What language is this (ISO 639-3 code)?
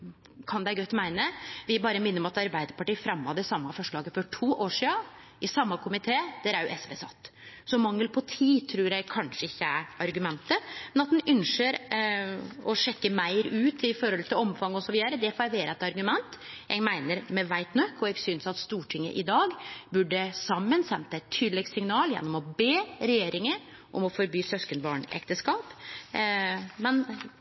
nno